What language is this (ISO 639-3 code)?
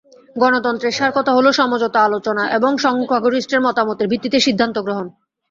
ben